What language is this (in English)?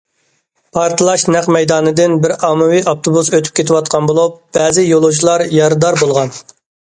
Uyghur